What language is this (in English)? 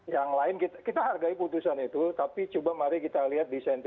Indonesian